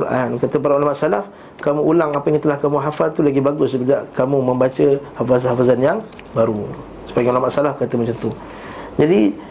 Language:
Malay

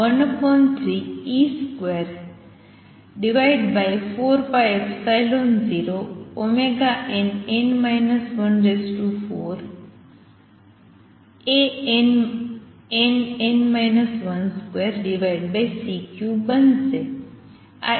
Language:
Gujarati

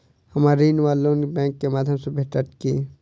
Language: Maithili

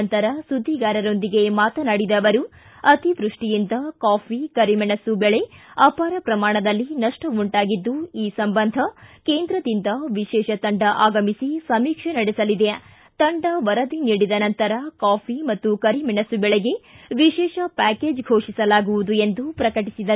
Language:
Kannada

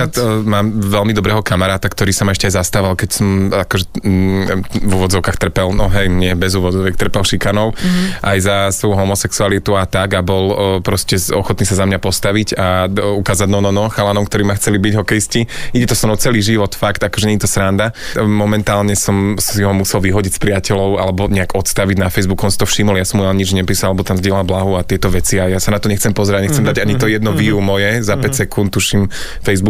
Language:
Slovak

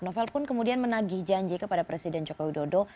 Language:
Indonesian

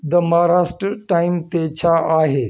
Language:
Sindhi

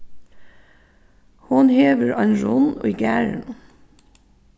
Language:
Faroese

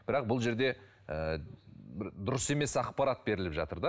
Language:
Kazakh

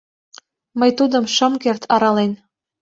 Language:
Mari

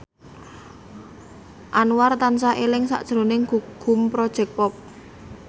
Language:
Javanese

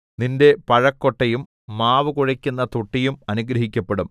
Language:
Malayalam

